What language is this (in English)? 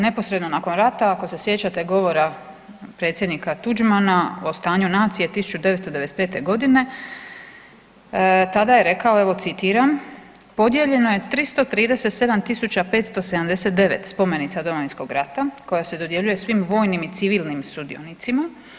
Croatian